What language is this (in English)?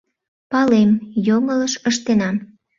Mari